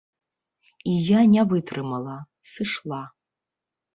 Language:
Belarusian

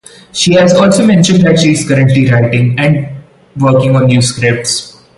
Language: English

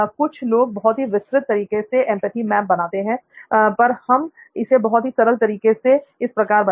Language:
Hindi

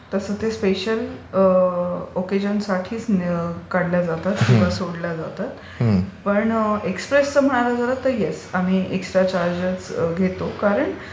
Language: Marathi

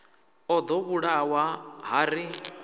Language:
Venda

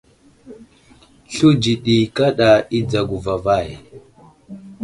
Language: Wuzlam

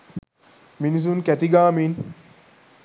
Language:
Sinhala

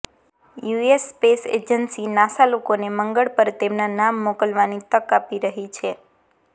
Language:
Gujarati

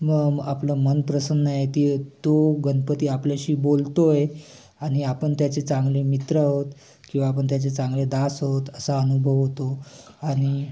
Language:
Marathi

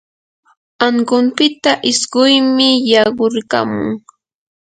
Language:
Yanahuanca Pasco Quechua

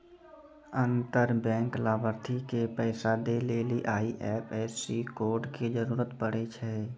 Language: Maithili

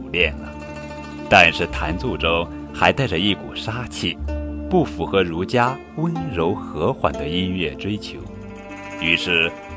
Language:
Chinese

